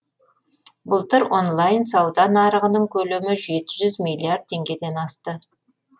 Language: Kazakh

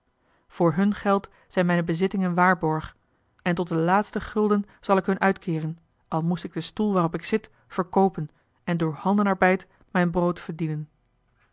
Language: Dutch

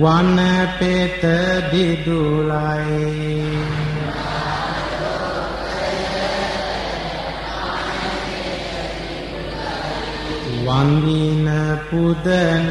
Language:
Indonesian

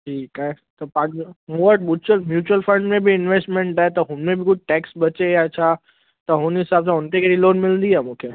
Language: Sindhi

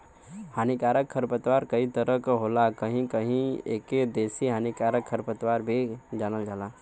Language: Bhojpuri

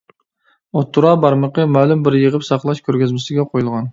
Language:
Uyghur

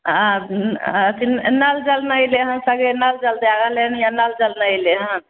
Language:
Maithili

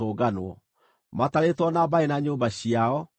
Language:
Kikuyu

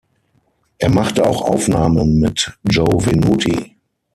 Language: German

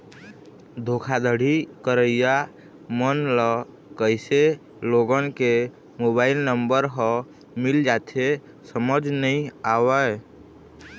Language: Chhattisgarhi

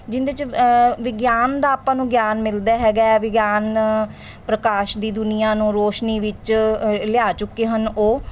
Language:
Punjabi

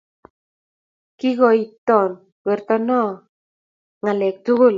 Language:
Kalenjin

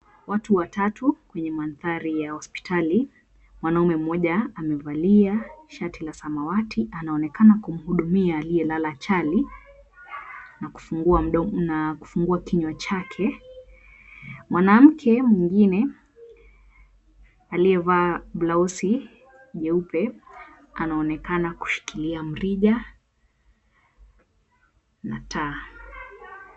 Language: Swahili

